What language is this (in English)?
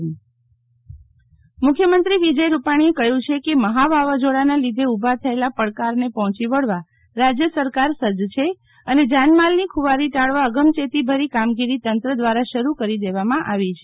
Gujarati